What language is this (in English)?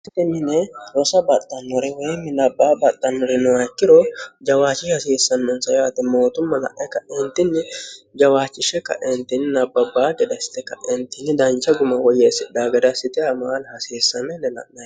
Sidamo